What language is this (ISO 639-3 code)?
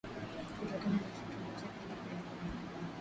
swa